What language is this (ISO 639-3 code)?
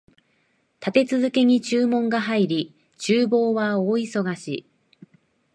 jpn